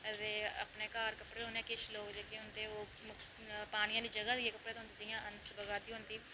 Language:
Dogri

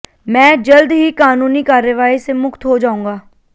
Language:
Hindi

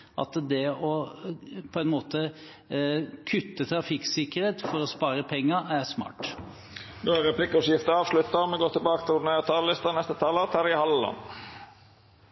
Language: Norwegian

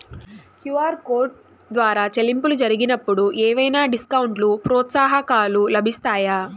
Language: Telugu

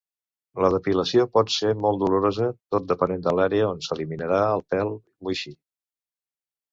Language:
Catalan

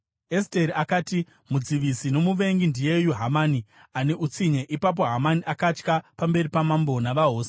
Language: Shona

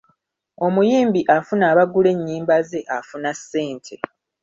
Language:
Ganda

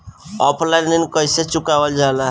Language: Bhojpuri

